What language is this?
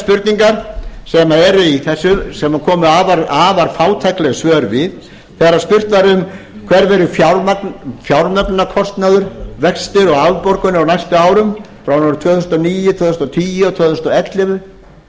Icelandic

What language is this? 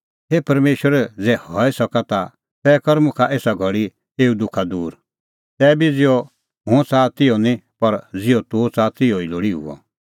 Kullu Pahari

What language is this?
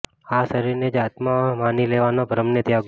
Gujarati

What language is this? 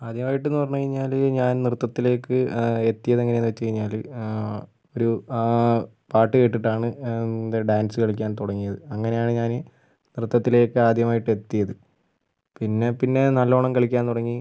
Malayalam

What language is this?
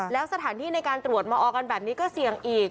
Thai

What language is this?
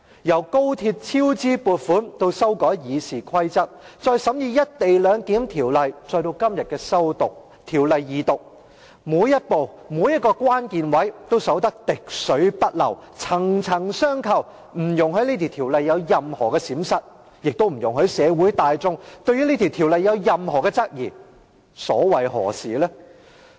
Cantonese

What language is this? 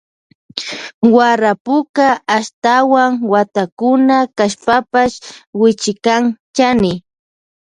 Loja Highland Quichua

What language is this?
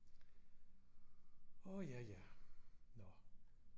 Danish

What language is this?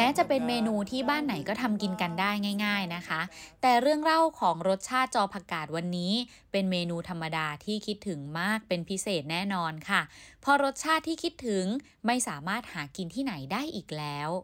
Thai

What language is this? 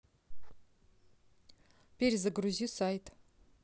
Russian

